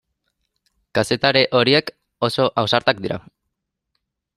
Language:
Basque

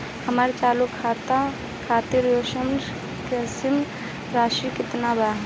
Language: Bhojpuri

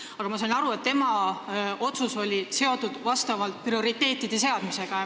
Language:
Estonian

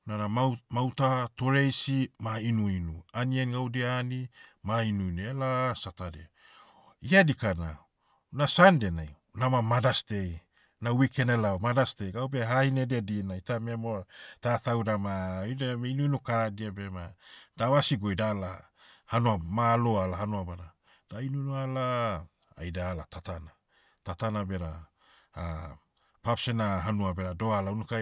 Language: Motu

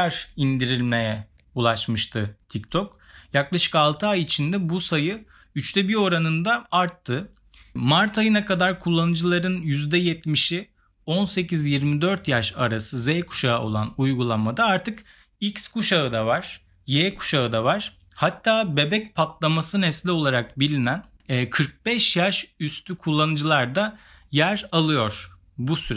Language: Turkish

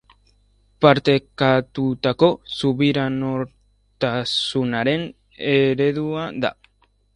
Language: Basque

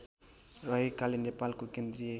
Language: Nepali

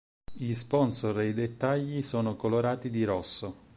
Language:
Italian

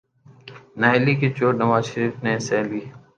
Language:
Urdu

